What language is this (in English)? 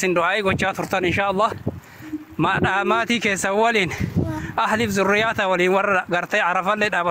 Arabic